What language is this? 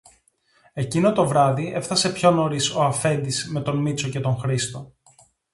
Greek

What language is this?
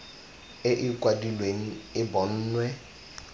Tswana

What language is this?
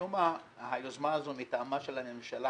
Hebrew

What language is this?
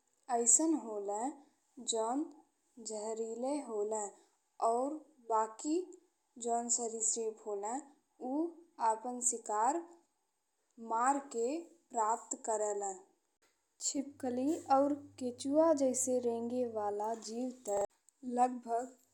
Bhojpuri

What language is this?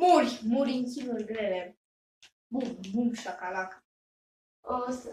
Romanian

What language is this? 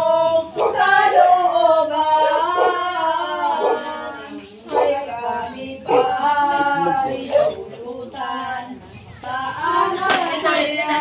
Indonesian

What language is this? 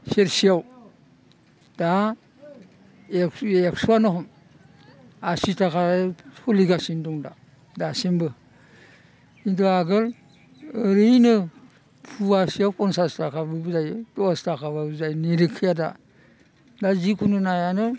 Bodo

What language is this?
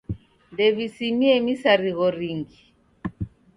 Taita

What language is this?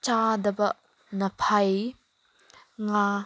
Manipuri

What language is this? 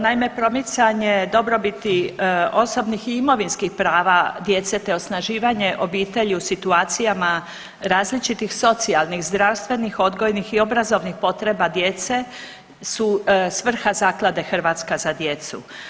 Croatian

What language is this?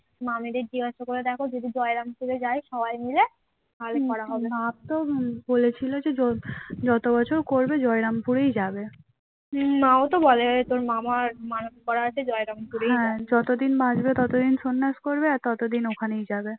Bangla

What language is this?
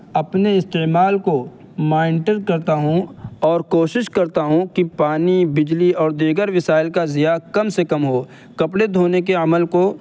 Urdu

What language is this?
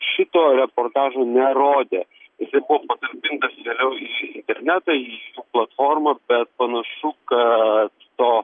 Lithuanian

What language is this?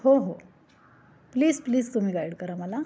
Marathi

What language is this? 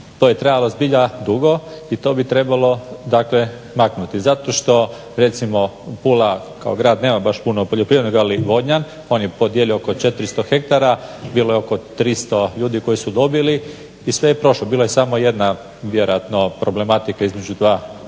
Croatian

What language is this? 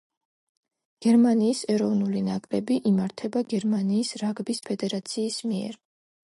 Georgian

